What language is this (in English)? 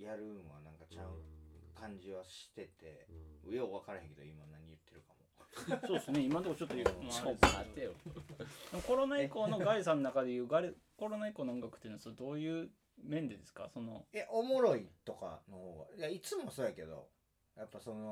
Japanese